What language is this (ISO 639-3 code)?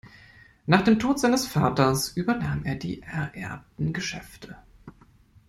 deu